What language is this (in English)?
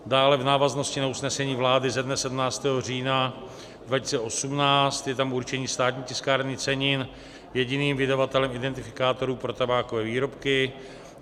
Czech